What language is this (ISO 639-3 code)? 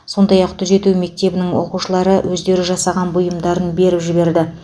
kaz